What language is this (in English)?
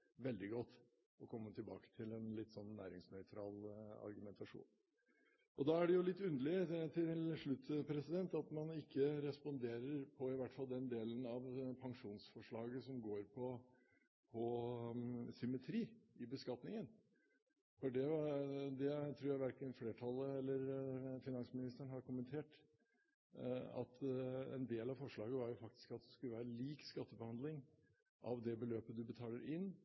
Norwegian Bokmål